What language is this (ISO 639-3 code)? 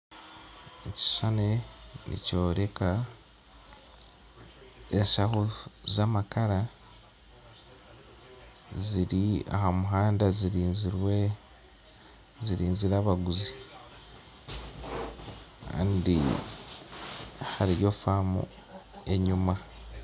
nyn